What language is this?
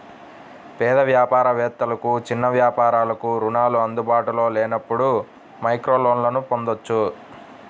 Telugu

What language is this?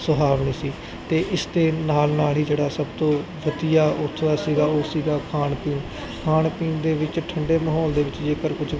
Punjabi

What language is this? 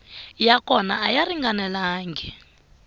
Tsonga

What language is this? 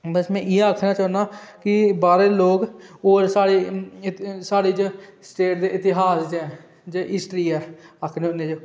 Dogri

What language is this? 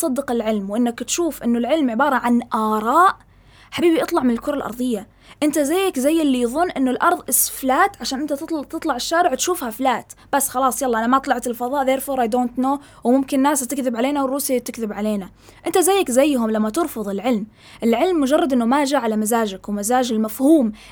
Arabic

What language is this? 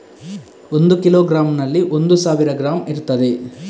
Kannada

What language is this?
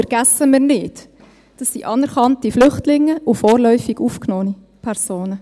Swiss German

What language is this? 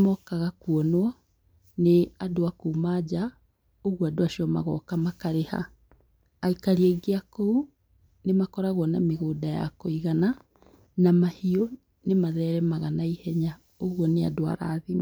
Kikuyu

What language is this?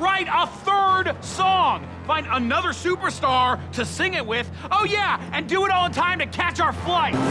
English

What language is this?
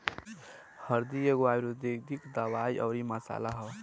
Bhojpuri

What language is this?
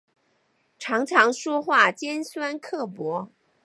Chinese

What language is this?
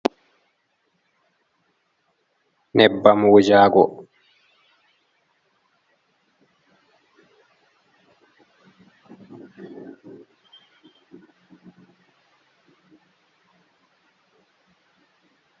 Fula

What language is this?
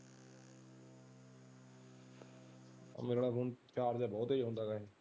Punjabi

